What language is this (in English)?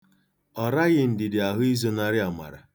Igbo